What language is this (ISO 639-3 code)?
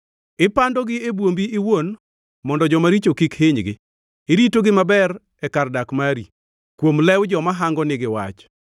luo